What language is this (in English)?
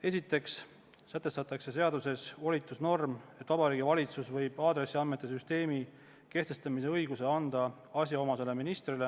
Estonian